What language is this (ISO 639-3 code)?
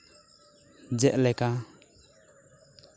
sat